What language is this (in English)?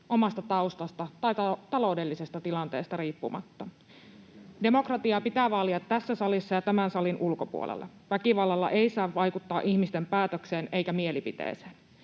Finnish